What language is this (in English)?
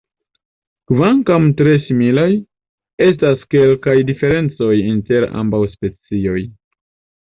Esperanto